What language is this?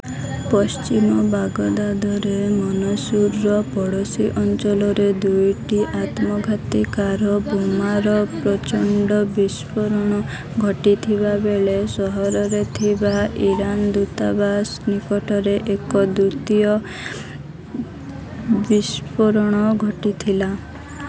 Odia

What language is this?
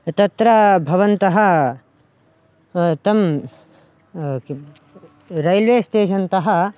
Sanskrit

